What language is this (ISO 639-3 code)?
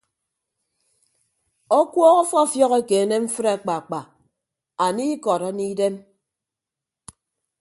ibb